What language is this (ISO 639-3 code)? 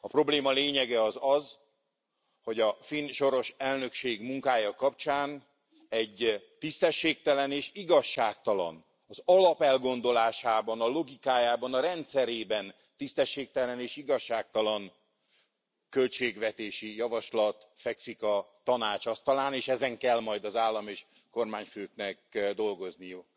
hun